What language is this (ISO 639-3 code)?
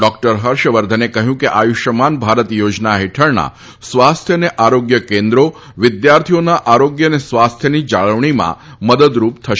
guj